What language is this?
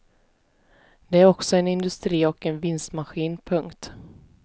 Swedish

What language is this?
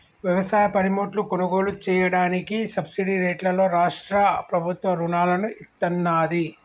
Telugu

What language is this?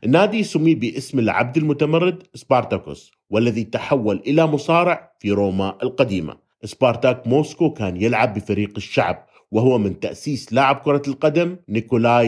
Arabic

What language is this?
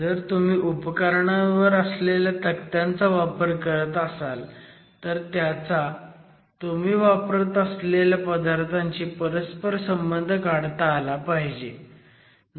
Marathi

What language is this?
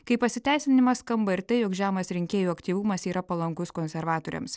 Lithuanian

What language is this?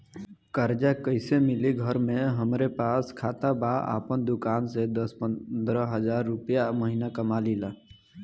Bhojpuri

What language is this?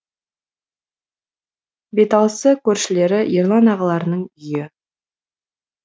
Kazakh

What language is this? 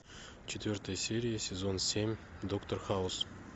Russian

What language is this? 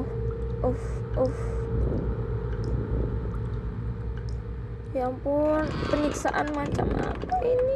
Indonesian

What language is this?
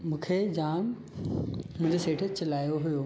Sindhi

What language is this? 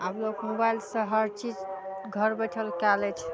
Maithili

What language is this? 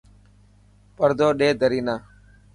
Dhatki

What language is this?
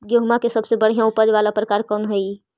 Magahi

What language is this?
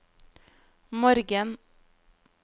Norwegian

